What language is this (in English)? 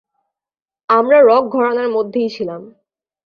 Bangla